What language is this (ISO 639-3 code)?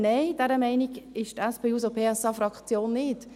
gsw